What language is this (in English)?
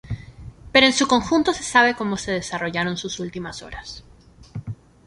Spanish